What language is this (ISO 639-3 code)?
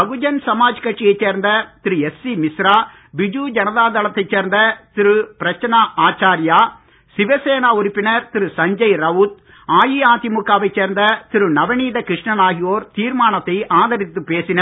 tam